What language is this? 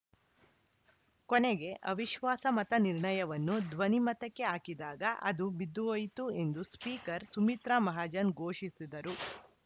Kannada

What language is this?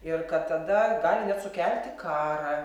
Lithuanian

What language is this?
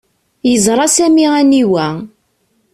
Kabyle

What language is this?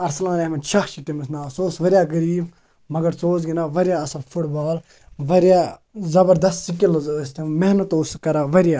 Kashmiri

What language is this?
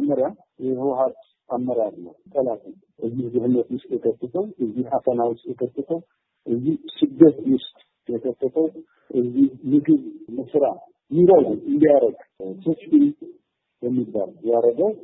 Indonesian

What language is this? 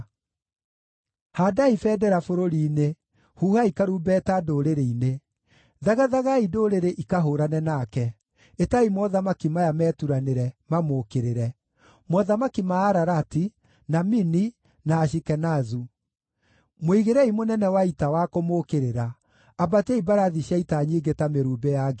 Kikuyu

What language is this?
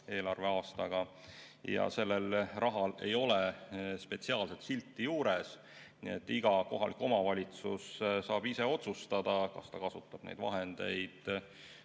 Estonian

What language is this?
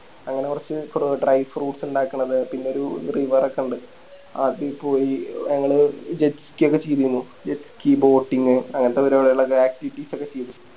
Malayalam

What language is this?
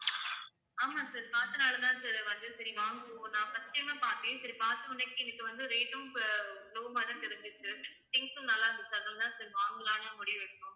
Tamil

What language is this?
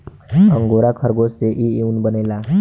Bhojpuri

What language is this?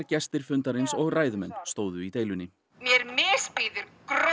Icelandic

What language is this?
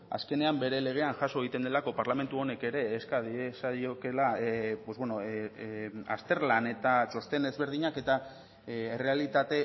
Basque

